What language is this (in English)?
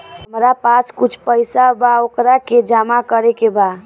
Bhojpuri